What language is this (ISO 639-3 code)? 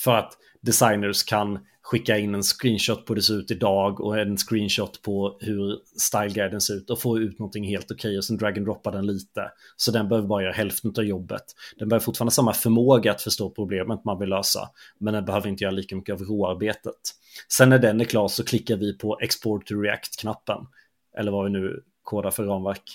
swe